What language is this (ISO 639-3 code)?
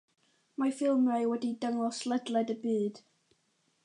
cym